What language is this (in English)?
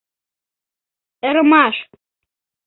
Mari